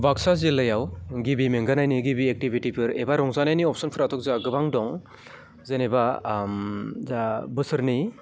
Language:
Bodo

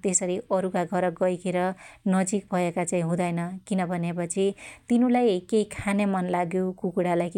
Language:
Dotyali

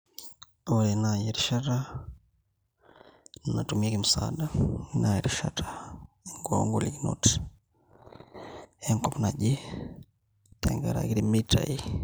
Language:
Masai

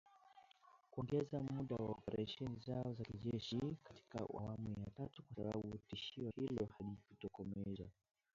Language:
Swahili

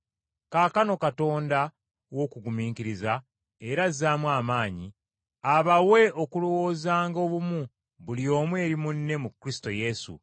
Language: Ganda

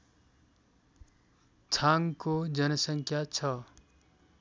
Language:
Nepali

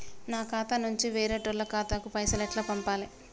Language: Telugu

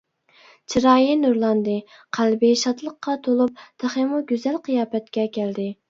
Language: Uyghur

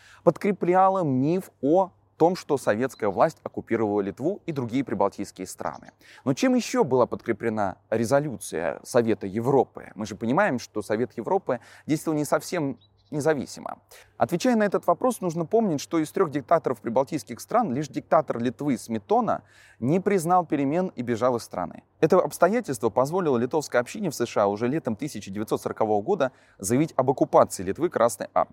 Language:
Russian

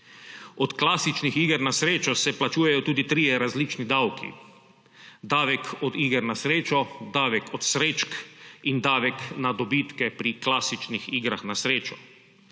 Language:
Slovenian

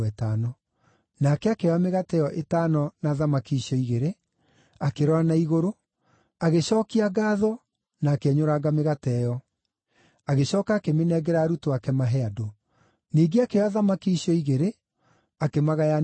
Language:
Kikuyu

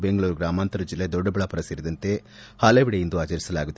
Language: Kannada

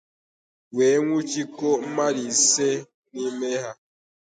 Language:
Igbo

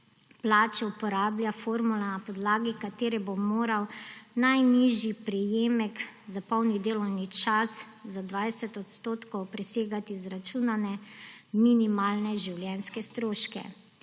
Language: Slovenian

